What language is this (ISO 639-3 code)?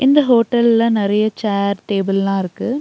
tam